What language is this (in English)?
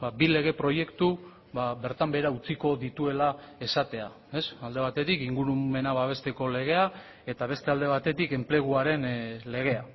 Basque